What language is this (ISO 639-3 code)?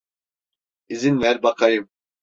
tur